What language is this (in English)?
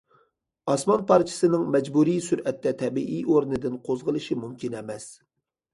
Uyghur